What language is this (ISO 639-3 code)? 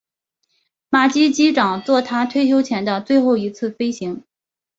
zho